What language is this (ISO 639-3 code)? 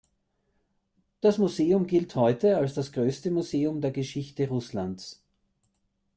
deu